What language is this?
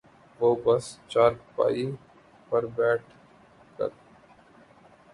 Urdu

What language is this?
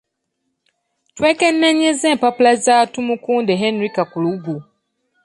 Ganda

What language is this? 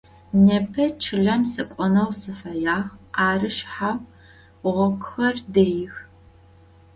Adyghe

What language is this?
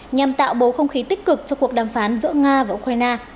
Vietnamese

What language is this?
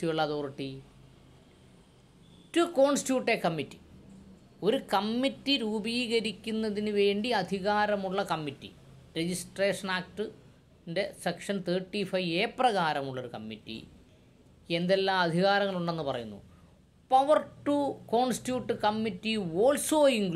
Malayalam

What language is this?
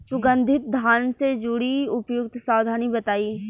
Bhojpuri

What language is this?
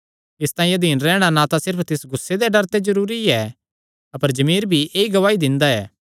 Kangri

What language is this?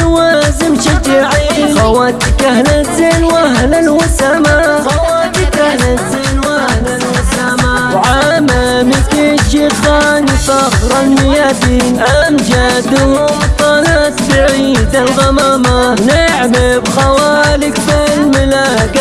Arabic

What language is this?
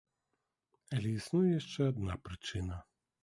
Belarusian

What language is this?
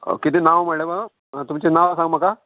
Konkani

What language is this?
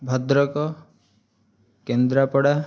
Odia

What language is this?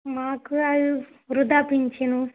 Telugu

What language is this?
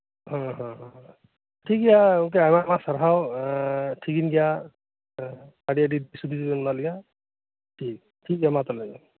Santali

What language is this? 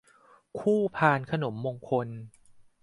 Thai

